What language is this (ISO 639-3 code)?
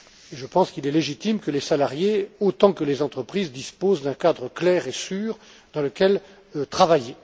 fra